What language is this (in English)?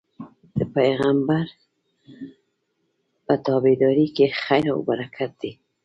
Pashto